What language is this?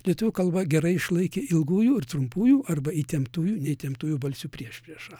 Lithuanian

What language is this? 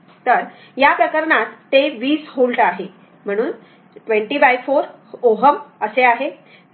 Marathi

